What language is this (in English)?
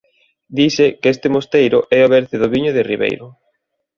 Galician